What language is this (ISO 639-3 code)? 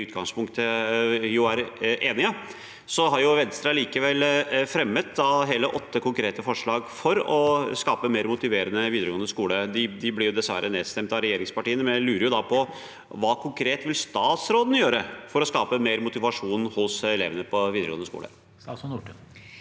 nor